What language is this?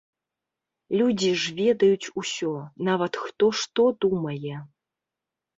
Belarusian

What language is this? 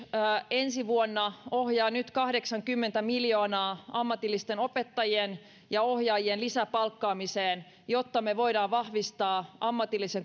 Finnish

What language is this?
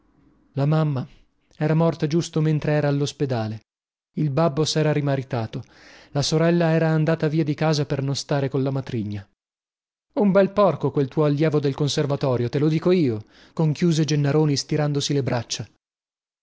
Italian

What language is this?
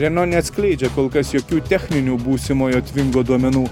Lithuanian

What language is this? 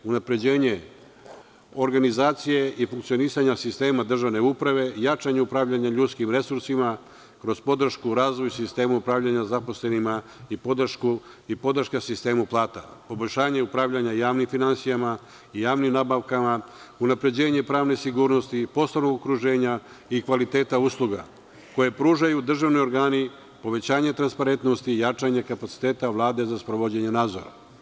Serbian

